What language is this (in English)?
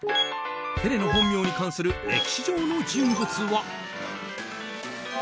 Japanese